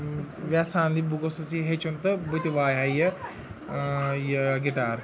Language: Kashmiri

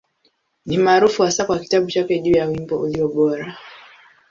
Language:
Swahili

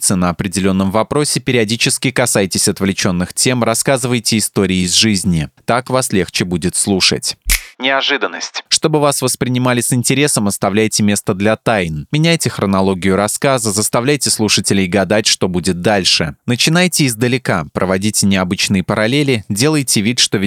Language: Russian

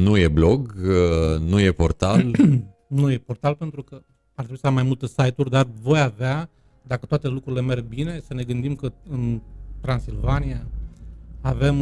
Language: Romanian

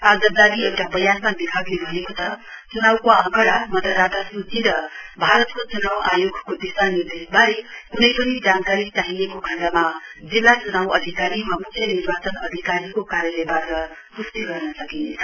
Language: Nepali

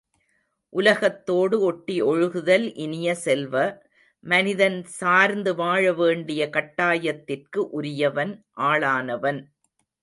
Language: Tamil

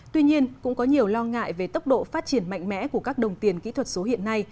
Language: Vietnamese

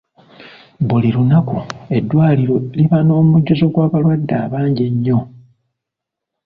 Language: Ganda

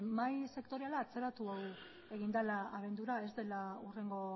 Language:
Basque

